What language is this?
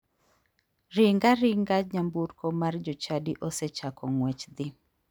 Luo (Kenya and Tanzania)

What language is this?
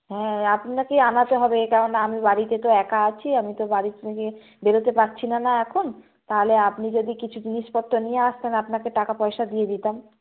Bangla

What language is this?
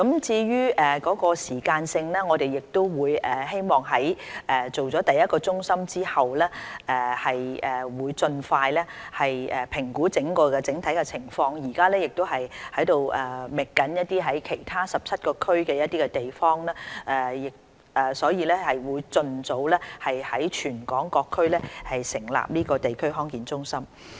Cantonese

